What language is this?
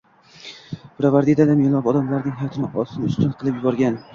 Uzbek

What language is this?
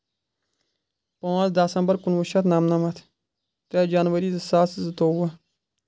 Kashmiri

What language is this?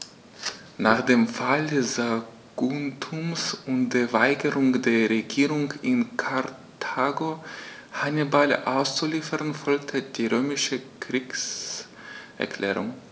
German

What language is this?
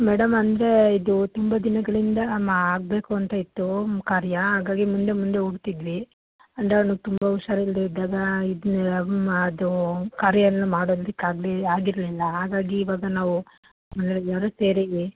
Kannada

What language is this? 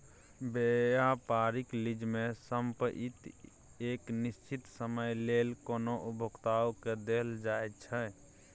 Maithili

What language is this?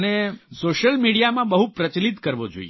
Gujarati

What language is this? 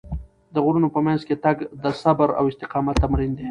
Pashto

